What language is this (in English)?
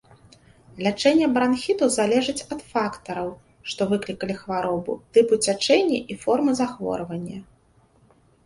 Belarusian